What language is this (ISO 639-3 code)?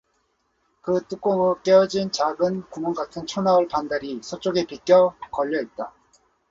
kor